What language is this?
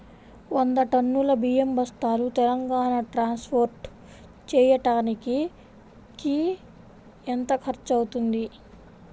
Telugu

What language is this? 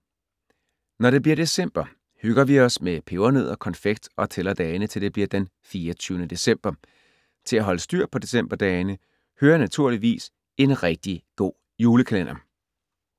Danish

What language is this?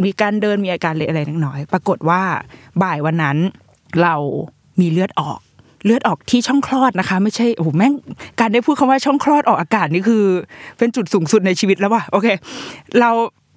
Thai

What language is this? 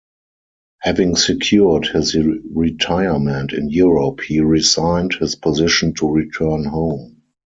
English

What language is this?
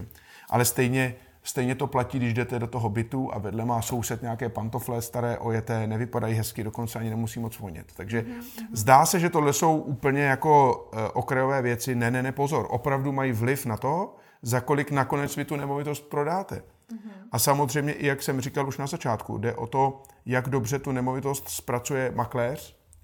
Czech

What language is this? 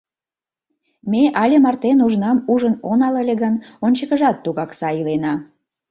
Mari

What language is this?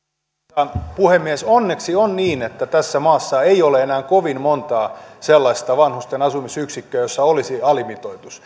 Finnish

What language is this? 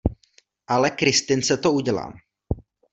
Czech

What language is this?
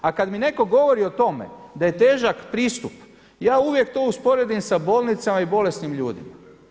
Croatian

